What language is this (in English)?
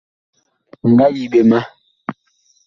Bakoko